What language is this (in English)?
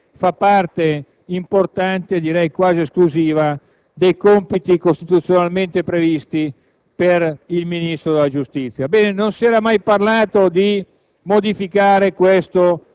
Italian